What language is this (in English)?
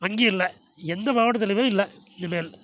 Tamil